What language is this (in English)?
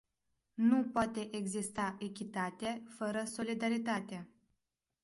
Romanian